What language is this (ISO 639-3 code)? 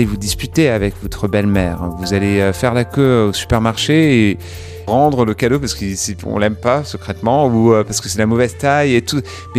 fra